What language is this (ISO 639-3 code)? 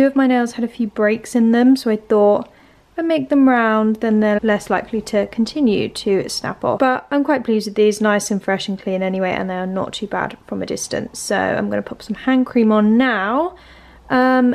eng